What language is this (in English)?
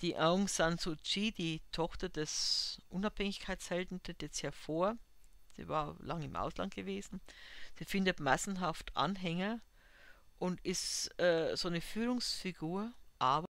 German